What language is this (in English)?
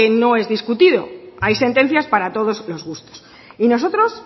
Spanish